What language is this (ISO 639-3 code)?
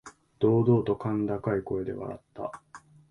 jpn